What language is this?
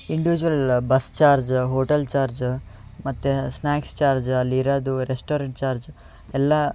Kannada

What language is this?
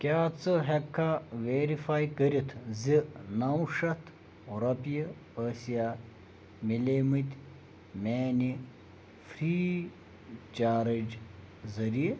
Kashmiri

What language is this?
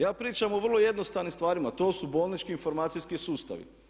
Croatian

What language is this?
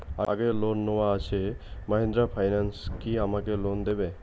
Bangla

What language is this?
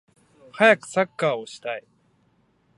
Japanese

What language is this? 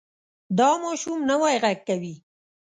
Pashto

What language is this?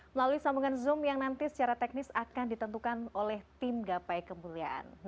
Indonesian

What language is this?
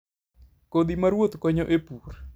Luo (Kenya and Tanzania)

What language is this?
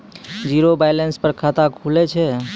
Maithili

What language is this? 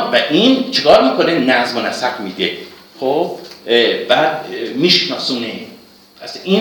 Persian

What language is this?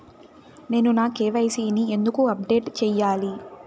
Telugu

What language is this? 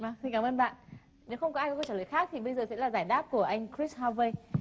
Vietnamese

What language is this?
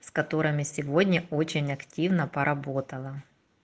Russian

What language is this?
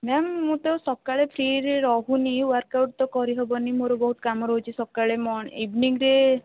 Odia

